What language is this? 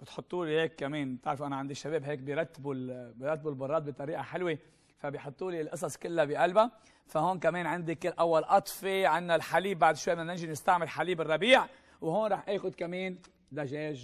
Arabic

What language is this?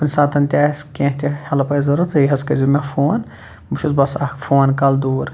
Kashmiri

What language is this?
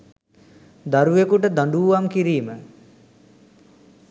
Sinhala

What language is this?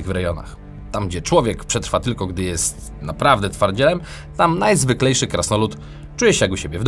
Polish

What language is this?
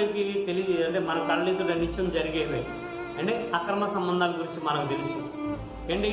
Chinese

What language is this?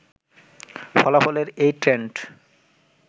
Bangla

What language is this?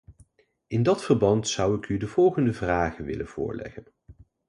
Dutch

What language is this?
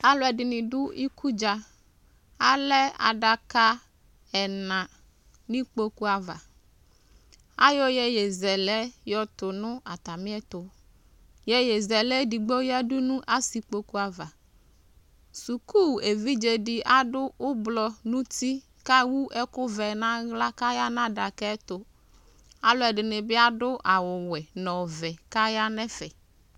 Ikposo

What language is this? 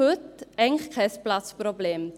Swiss German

